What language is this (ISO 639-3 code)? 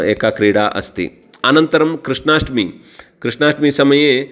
san